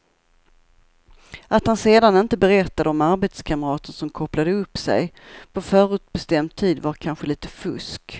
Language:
Swedish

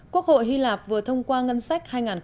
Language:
Vietnamese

